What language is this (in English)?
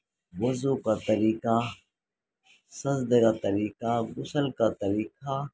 Urdu